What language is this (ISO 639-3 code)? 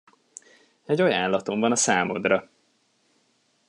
hun